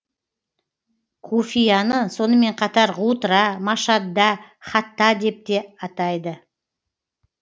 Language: Kazakh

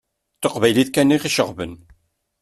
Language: Kabyle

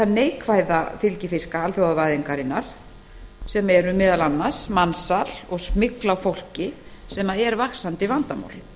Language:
Icelandic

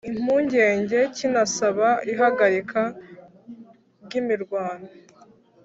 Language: Kinyarwanda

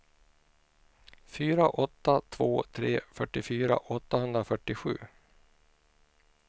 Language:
Swedish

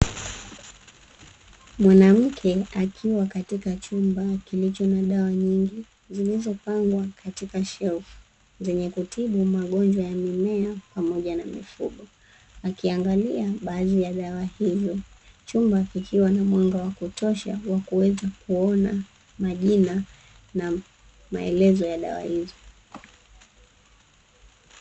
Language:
Swahili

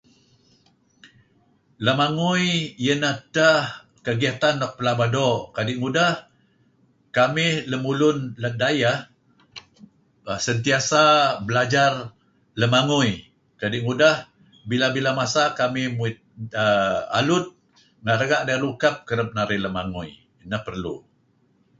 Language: Kelabit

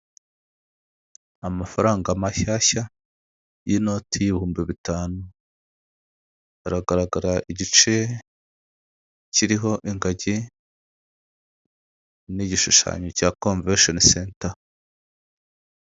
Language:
Kinyarwanda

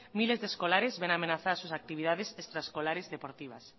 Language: Spanish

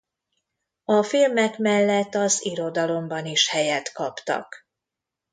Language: Hungarian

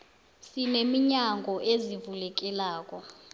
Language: South Ndebele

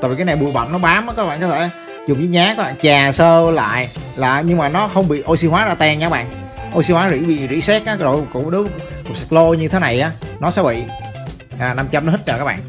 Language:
Vietnamese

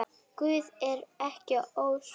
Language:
Icelandic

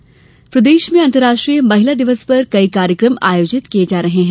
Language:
Hindi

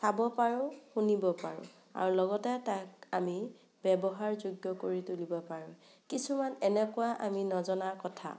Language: Assamese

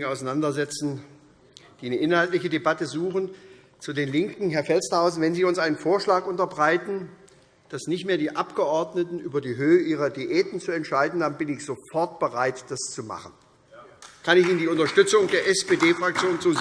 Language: German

